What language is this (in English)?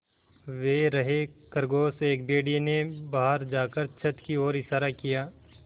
Hindi